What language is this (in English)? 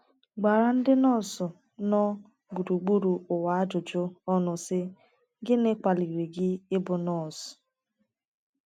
Igbo